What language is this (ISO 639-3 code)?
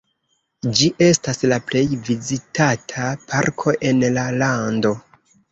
epo